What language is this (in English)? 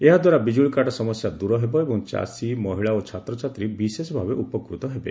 Odia